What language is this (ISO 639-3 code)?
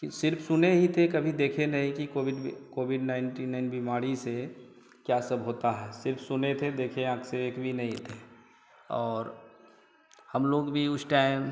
hin